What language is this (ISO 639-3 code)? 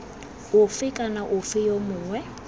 tsn